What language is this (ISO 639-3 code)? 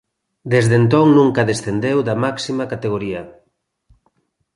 glg